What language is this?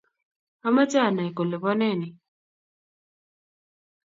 Kalenjin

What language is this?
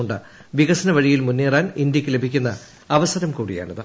Malayalam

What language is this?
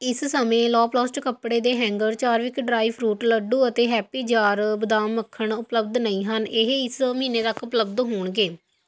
Punjabi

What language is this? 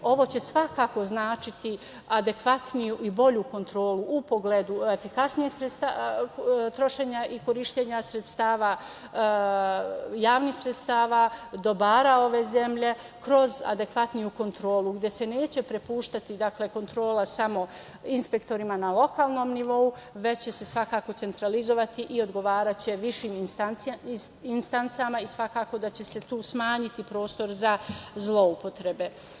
Serbian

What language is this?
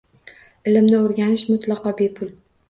Uzbek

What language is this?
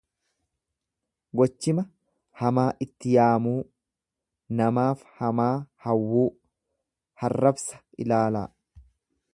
Oromo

